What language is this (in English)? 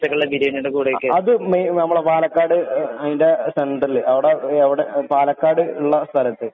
Malayalam